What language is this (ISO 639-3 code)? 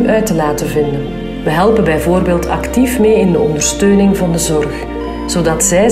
nld